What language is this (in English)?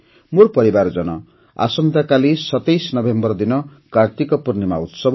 Odia